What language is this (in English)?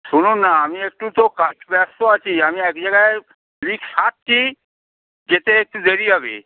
Bangla